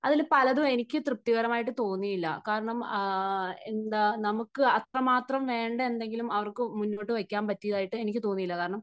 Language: Malayalam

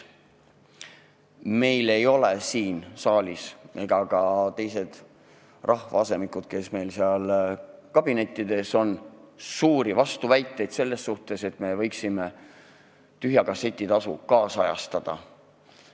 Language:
Estonian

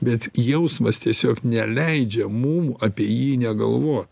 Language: Lithuanian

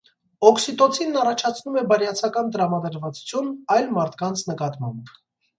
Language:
Armenian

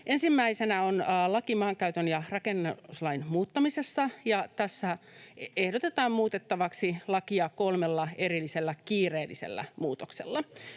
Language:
Finnish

